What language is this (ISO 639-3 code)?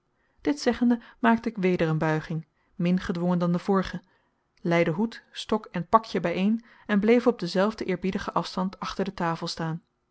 nld